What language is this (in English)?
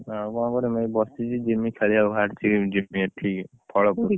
Odia